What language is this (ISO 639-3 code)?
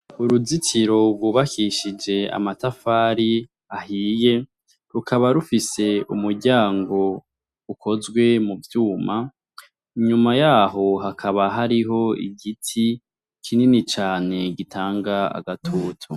run